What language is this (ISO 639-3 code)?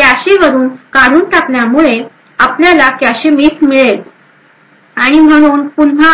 mar